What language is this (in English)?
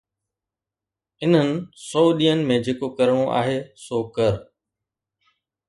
Sindhi